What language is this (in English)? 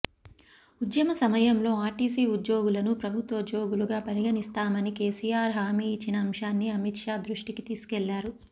Telugu